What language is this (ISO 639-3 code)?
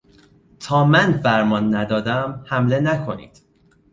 fas